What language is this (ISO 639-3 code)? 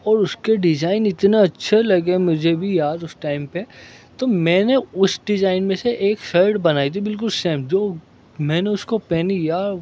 urd